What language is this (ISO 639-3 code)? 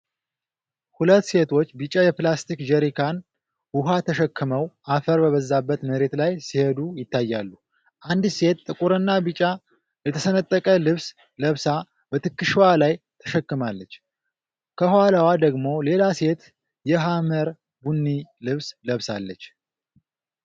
amh